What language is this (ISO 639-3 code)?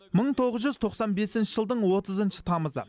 kaz